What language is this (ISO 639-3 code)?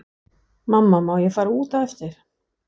isl